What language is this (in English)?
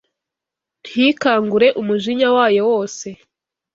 Kinyarwanda